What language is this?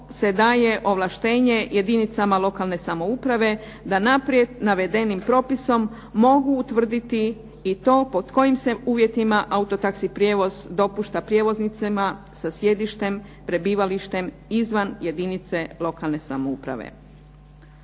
Croatian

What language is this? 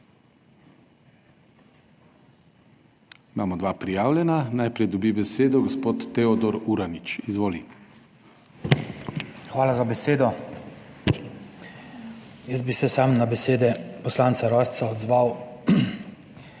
Slovenian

